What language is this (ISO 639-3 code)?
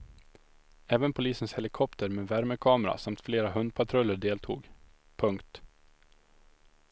swe